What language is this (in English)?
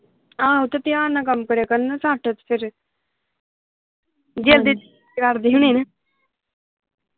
Punjabi